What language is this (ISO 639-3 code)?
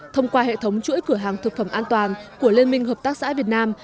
vie